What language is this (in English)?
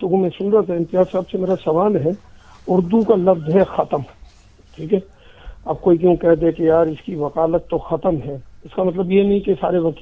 Urdu